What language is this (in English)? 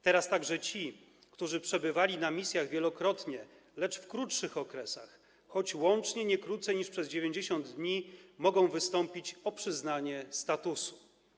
Polish